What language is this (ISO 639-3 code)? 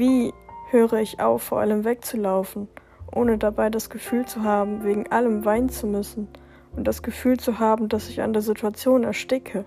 deu